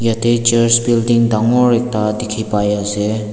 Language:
Naga Pidgin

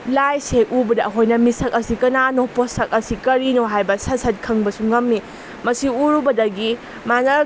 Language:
Manipuri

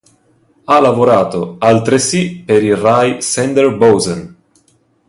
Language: Italian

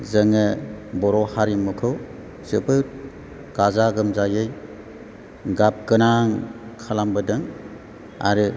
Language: Bodo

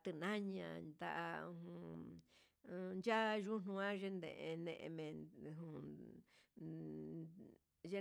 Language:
Huitepec Mixtec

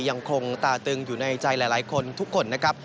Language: Thai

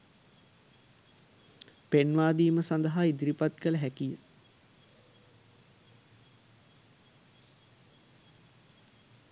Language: Sinhala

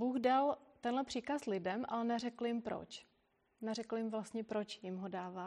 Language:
Czech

